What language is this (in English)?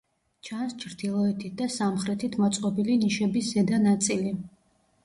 Georgian